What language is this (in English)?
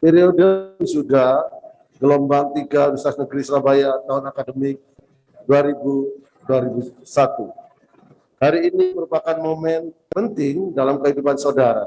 Indonesian